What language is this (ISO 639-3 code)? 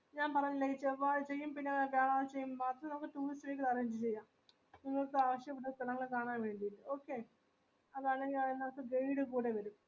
mal